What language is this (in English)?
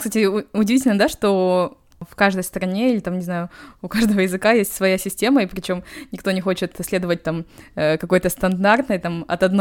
Russian